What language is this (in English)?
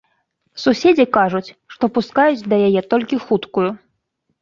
Belarusian